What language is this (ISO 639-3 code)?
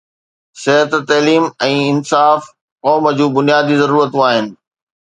snd